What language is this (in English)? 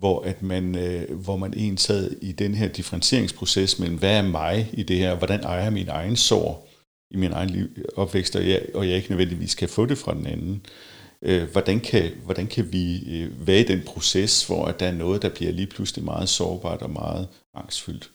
Danish